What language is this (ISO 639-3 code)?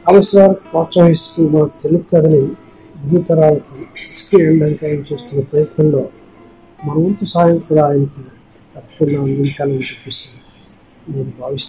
tel